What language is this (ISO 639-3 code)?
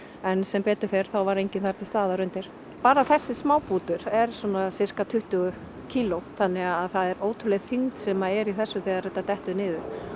isl